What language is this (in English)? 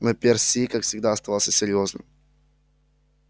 Russian